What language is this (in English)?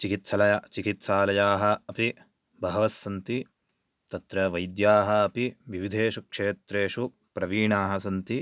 Sanskrit